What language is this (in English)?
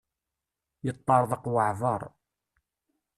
Kabyle